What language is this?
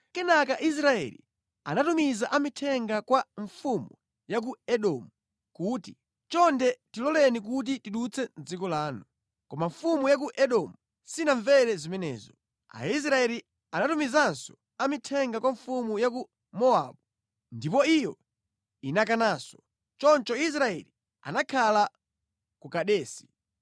Nyanja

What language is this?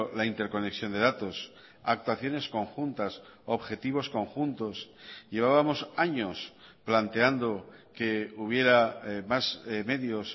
Spanish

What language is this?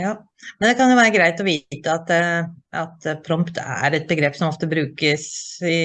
Norwegian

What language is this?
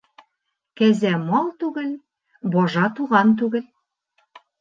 Bashkir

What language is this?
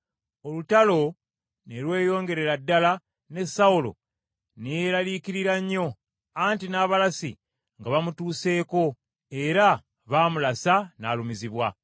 Ganda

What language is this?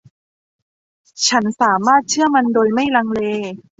Thai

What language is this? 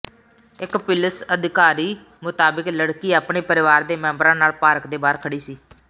Punjabi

